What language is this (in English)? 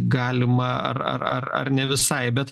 Lithuanian